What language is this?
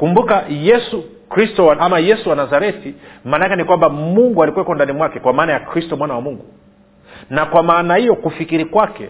Swahili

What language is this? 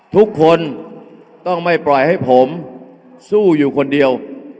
Thai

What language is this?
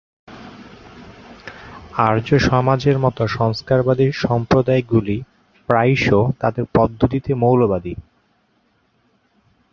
Bangla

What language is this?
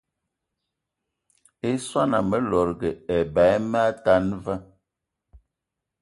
Eton (Cameroon)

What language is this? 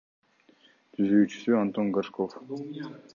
Kyrgyz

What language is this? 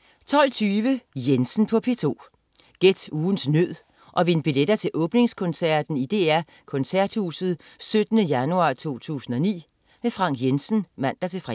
Danish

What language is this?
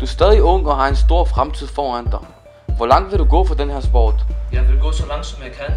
Danish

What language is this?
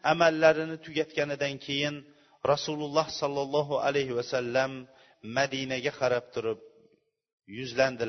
Bulgarian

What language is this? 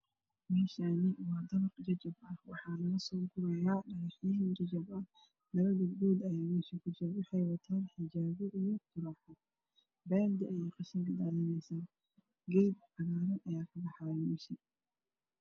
Somali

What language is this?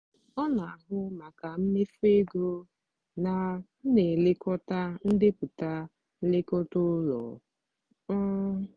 Igbo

